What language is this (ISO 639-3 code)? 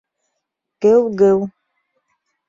bak